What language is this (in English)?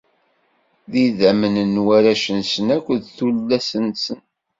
Kabyle